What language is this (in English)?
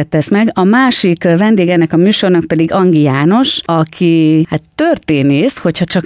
Hungarian